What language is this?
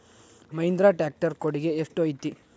Kannada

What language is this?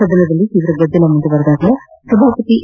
Kannada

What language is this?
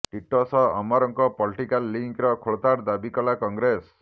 Odia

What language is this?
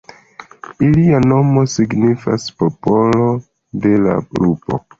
Esperanto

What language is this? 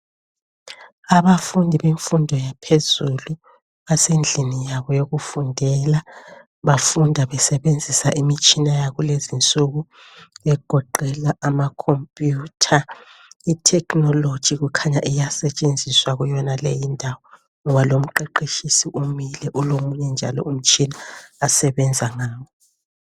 North Ndebele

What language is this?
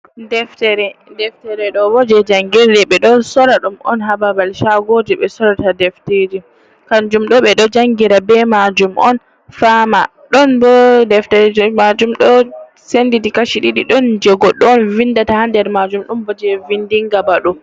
Fula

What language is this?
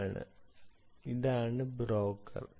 Malayalam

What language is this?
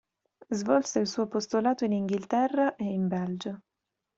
Italian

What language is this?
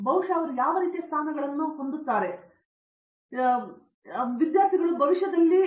Kannada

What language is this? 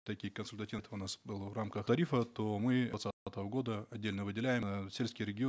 Kazakh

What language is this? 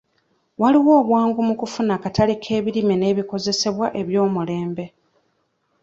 Ganda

